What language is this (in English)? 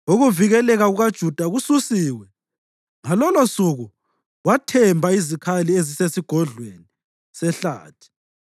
North Ndebele